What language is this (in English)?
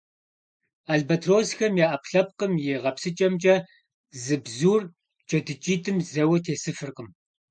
Kabardian